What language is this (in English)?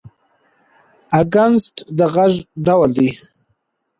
Pashto